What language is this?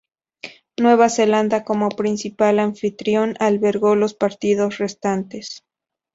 Spanish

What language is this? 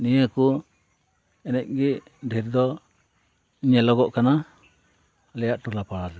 Santali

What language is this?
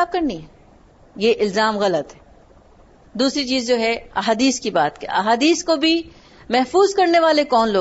Urdu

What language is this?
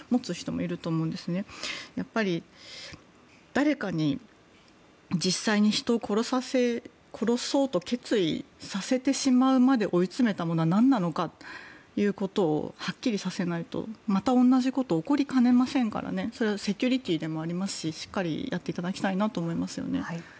Japanese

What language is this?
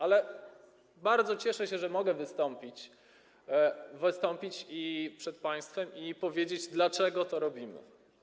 Polish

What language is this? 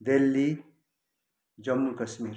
Nepali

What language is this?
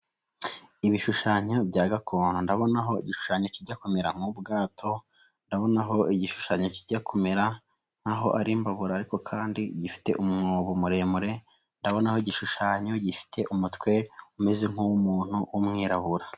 Kinyarwanda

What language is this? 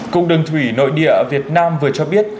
Vietnamese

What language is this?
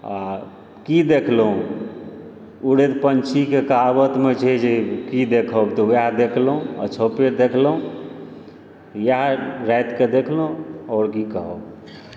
Maithili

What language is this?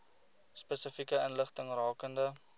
Afrikaans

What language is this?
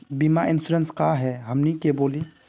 Magahi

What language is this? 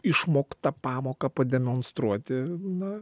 Lithuanian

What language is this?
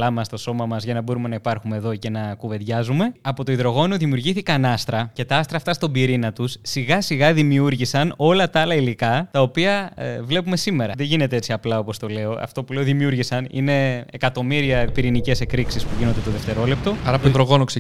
Greek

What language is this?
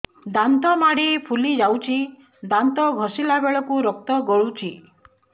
Odia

